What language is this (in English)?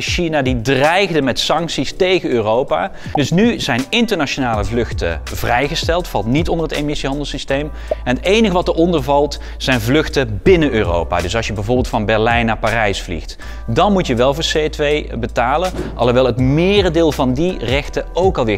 Dutch